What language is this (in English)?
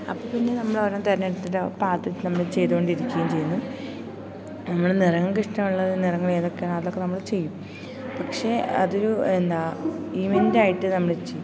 Malayalam